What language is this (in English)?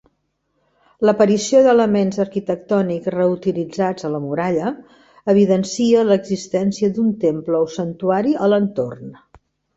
Catalan